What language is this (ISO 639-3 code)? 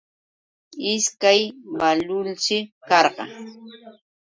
qux